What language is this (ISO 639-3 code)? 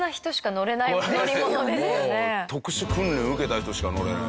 jpn